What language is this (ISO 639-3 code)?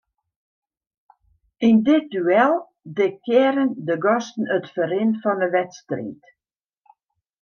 fry